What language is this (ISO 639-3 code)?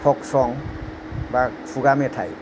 brx